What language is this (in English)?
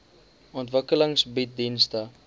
Afrikaans